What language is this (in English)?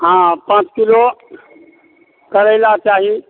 Maithili